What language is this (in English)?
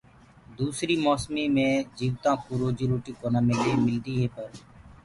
Gurgula